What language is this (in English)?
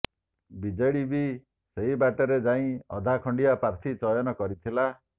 Odia